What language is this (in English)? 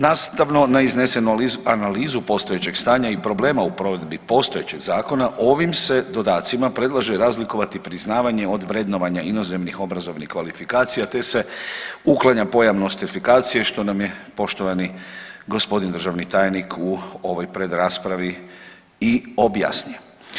Croatian